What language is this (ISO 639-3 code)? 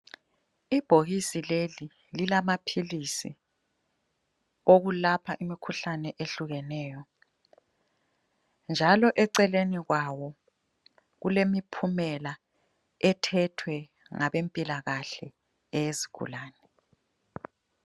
nde